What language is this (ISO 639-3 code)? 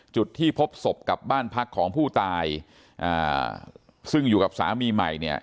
tha